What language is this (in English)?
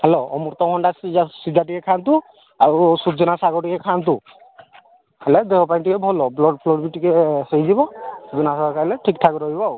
Odia